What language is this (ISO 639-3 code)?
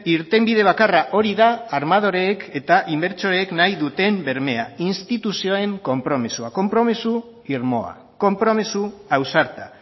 eus